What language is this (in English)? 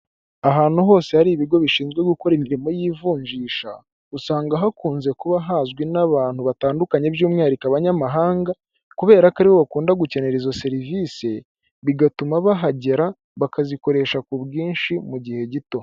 Kinyarwanda